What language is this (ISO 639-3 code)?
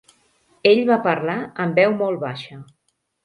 cat